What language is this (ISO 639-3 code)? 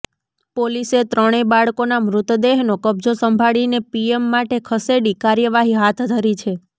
guj